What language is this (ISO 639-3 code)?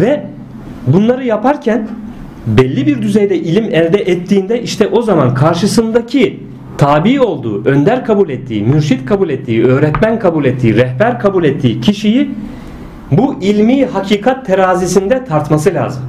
tur